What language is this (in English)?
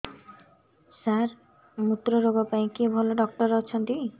Odia